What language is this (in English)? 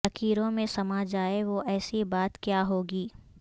Urdu